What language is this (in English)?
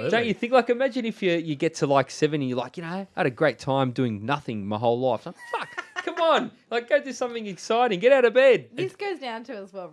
English